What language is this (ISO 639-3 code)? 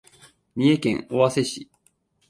jpn